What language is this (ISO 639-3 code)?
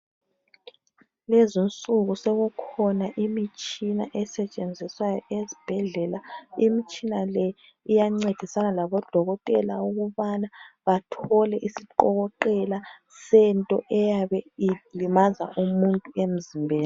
nde